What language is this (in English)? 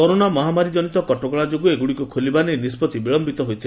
Odia